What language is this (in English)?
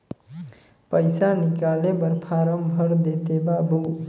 Chhattisgarhi